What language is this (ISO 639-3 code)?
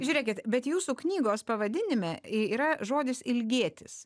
lit